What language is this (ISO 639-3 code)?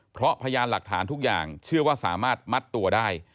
tha